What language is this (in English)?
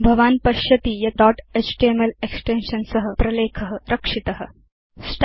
Sanskrit